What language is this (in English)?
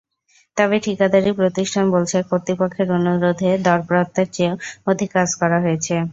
Bangla